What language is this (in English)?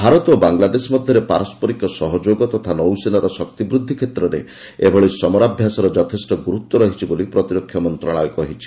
Odia